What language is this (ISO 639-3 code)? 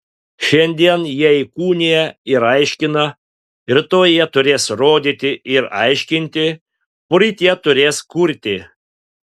lit